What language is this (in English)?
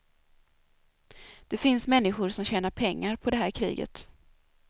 Swedish